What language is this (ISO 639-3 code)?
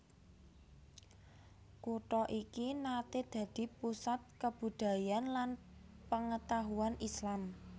jav